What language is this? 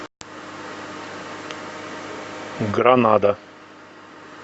Russian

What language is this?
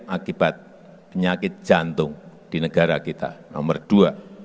Indonesian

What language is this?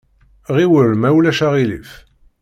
Kabyle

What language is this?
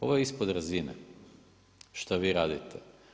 Croatian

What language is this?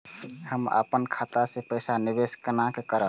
Maithili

